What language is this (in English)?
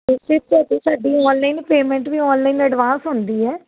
Punjabi